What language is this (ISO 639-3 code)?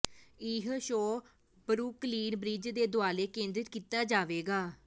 pan